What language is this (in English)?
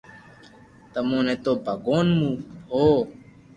Loarki